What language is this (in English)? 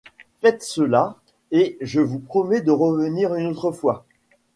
French